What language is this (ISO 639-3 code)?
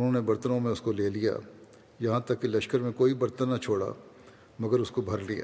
urd